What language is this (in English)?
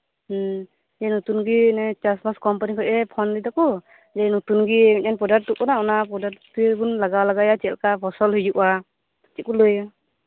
Santali